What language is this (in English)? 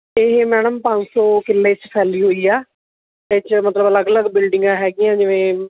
Punjabi